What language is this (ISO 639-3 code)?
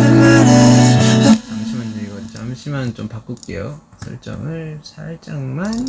kor